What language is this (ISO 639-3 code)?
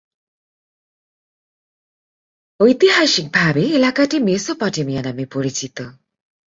ben